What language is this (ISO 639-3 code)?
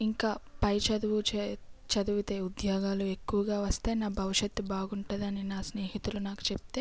tel